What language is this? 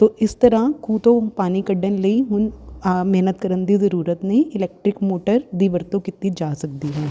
Punjabi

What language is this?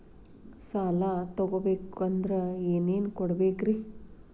Kannada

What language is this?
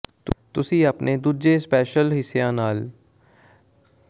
Punjabi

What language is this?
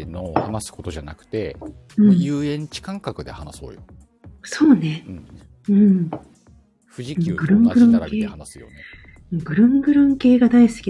Japanese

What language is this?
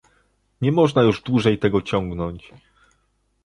Polish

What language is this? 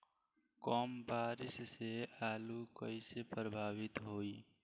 Bhojpuri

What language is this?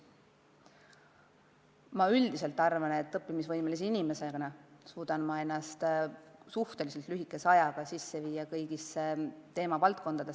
Estonian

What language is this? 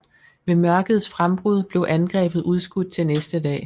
Danish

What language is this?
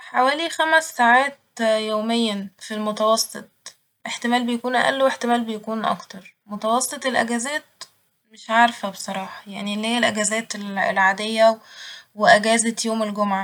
Egyptian Arabic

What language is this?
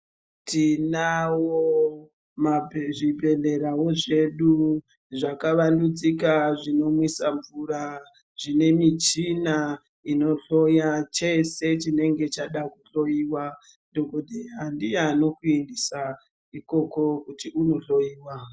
Ndau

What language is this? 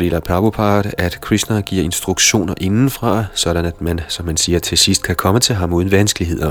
Danish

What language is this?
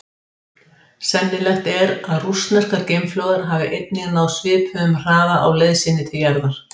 Icelandic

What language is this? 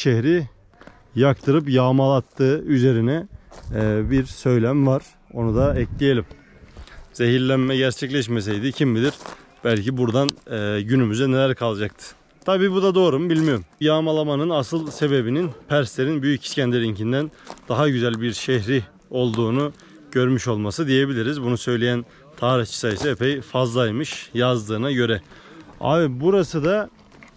Turkish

